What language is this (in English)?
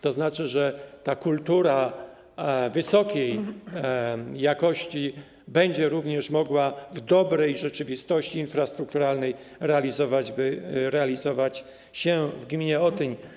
Polish